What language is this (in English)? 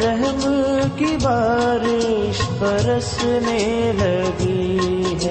Urdu